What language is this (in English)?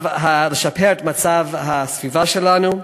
Hebrew